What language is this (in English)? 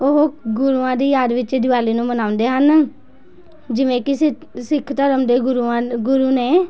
Punjabi